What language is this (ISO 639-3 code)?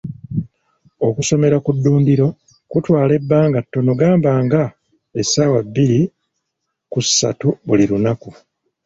lug